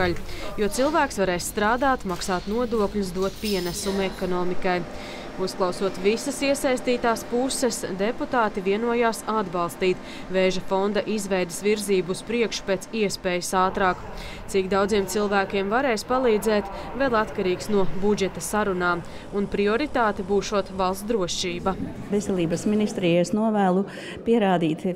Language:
Latvian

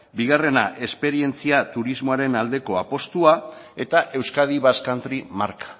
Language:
Basque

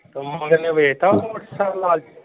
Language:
Punjabi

